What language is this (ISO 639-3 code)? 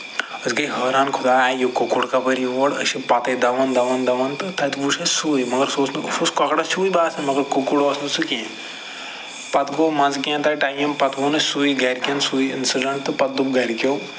kas